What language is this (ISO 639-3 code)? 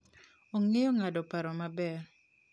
luo